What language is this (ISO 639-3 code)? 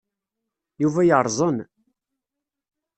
kab